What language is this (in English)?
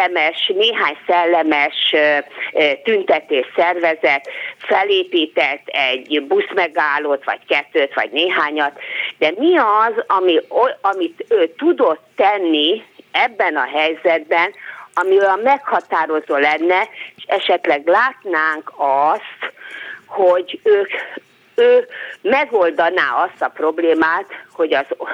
Hungarian